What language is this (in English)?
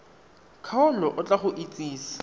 Tswana